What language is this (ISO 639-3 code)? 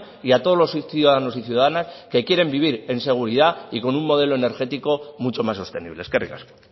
spa